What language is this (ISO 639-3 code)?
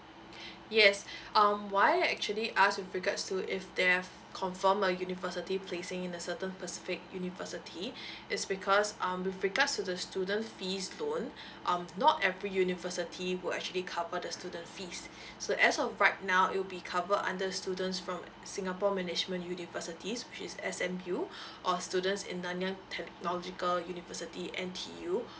eng